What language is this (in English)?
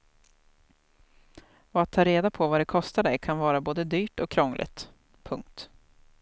Swedish